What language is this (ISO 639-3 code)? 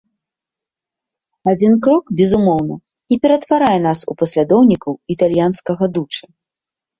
bel